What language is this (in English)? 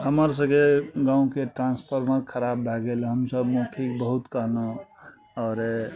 Maithili